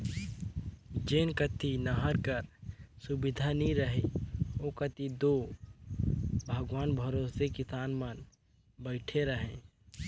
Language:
Chhattisgarhi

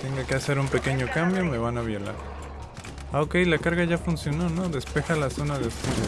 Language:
Spanish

